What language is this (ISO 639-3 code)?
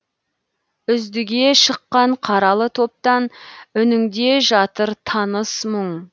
kaz